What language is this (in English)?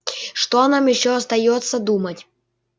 Russian